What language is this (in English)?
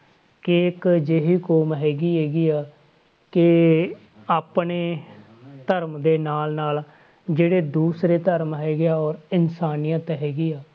Punjabi